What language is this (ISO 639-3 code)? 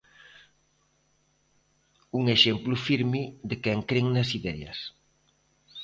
glg